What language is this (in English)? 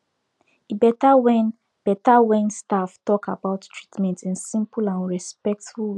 Nigerian Pidgin